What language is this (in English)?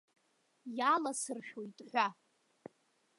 Abkhazian